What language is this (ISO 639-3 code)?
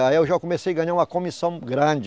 por